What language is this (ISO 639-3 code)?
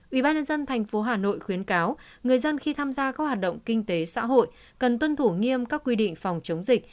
vie